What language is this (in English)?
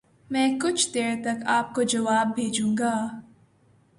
Urdu